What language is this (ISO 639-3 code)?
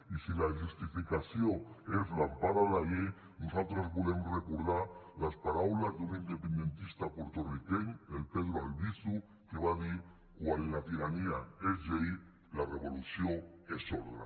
cat